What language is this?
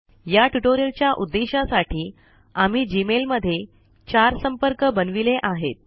Marathi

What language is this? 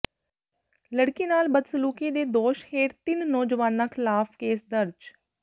Punjabi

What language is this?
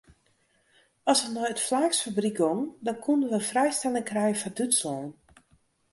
Western Frisian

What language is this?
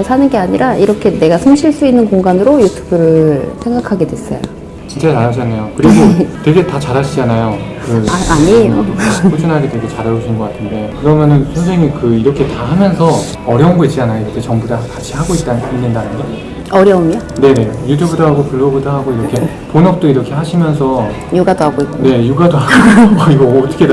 Korean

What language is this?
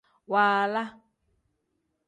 Tem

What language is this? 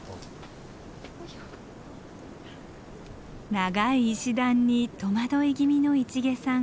Japanese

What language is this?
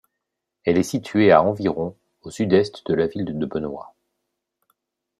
French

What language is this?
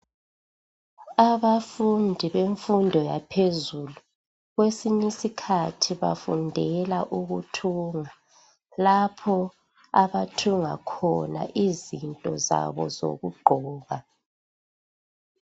North Ndebele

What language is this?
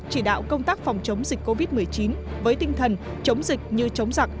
Vietnamese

